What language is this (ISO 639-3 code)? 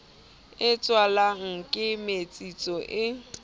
sot